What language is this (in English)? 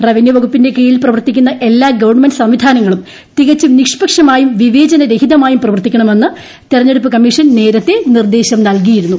Malayalam